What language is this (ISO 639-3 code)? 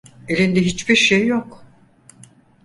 tur